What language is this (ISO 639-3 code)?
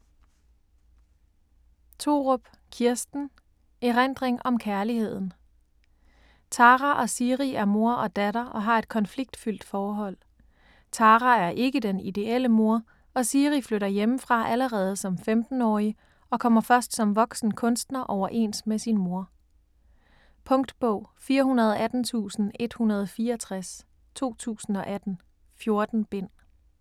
dan